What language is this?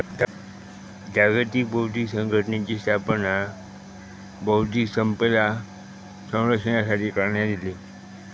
Marathi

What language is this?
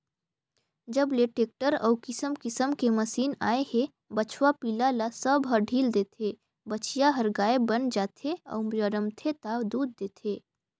Chhattisgarhi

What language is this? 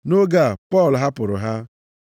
Igbo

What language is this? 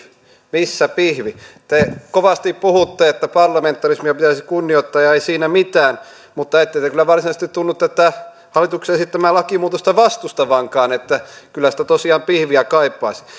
Finnish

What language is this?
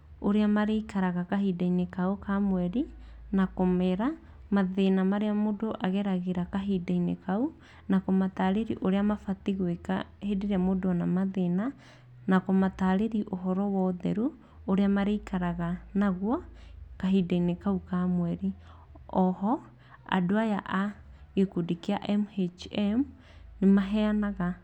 Kikuyu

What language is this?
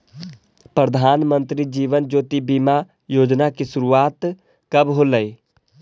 Magahi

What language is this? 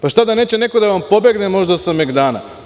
Serbian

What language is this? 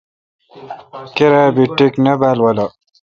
Kalkoti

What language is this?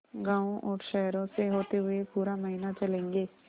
Hindi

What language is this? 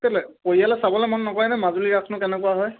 Assamese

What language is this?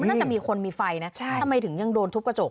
Thai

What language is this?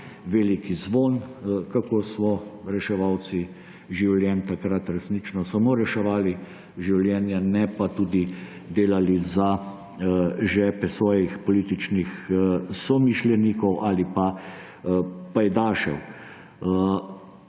Slovenian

